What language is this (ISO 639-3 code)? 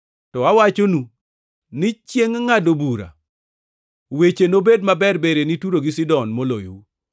luo